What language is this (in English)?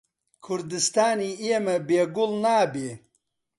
Central Kurdish